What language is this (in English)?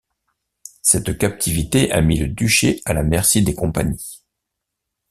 French